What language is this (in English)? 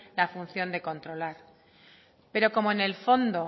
Spanish